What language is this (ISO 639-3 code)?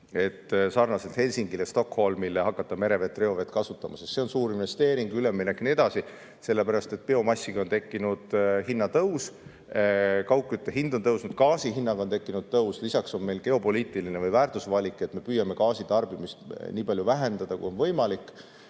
est